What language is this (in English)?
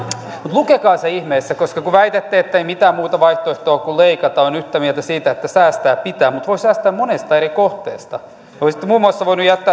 Finnish